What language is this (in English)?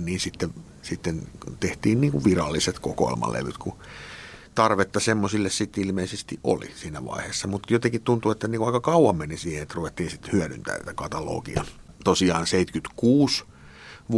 Finnish